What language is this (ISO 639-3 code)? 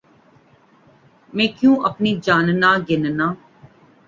urd